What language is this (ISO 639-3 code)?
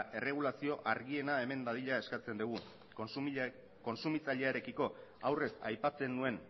eus